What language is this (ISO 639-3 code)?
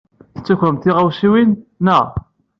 kab